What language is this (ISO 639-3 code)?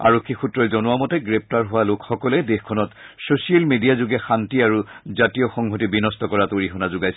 asm